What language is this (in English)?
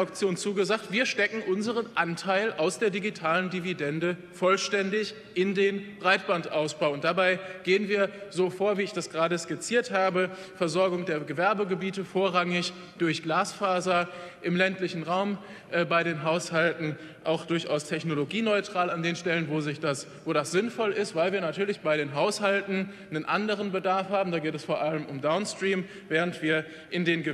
German